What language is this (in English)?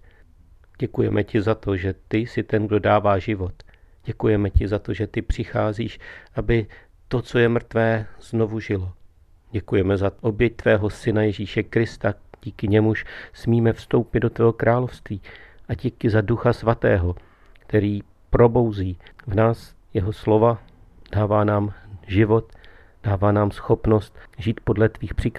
Czech